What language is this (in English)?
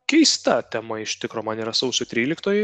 Lithuanian